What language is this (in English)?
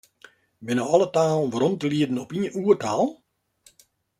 Western Frisian